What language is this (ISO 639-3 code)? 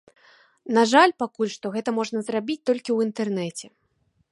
bel